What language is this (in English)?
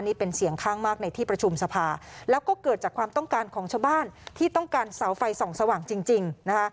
Thai